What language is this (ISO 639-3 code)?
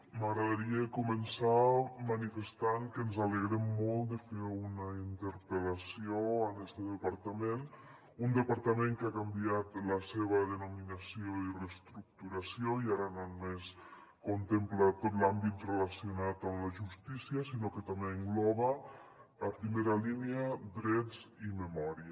cat